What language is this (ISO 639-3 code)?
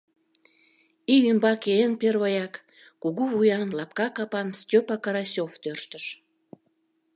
chm